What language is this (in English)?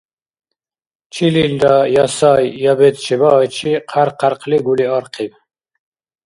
Dargwa